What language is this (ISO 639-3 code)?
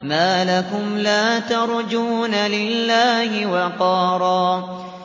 ara